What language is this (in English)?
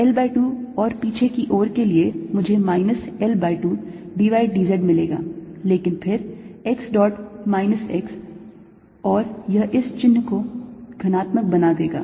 Hindi